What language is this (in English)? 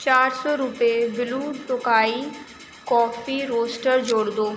Urdu